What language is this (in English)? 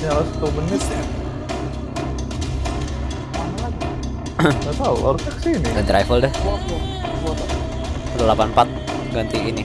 Indonesian